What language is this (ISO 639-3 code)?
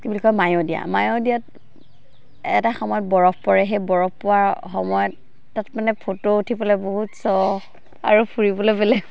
asm